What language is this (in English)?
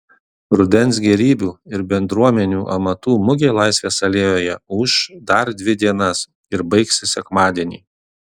Lithuanian